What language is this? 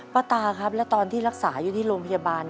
Thai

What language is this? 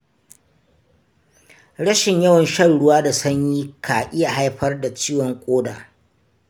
Hausa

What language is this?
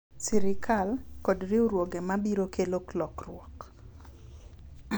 Luo (Kenya and Tanzania)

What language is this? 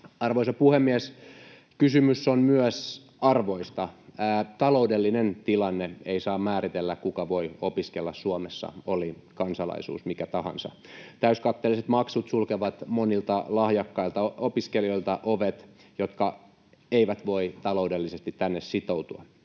Finnish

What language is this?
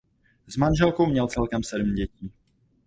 Czech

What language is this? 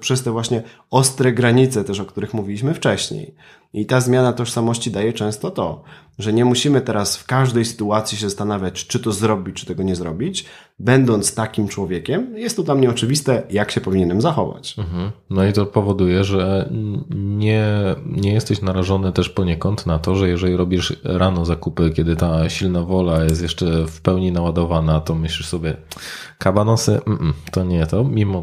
Polish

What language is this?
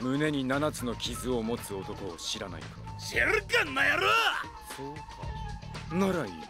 Japanese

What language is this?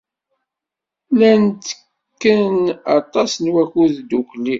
Kabyle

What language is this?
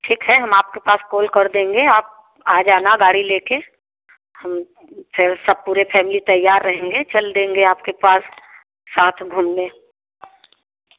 Hindi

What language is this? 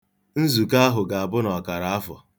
Igbo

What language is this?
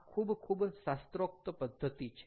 Gujarati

